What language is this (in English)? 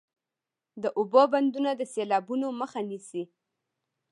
Pashto